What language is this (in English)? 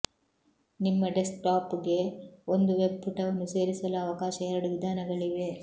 Kannada